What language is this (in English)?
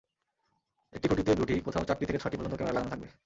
Bangla